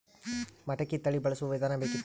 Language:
Kannada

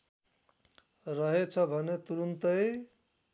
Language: Nepali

